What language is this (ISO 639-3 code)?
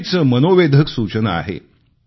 mar